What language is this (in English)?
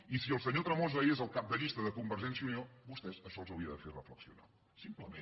Catalan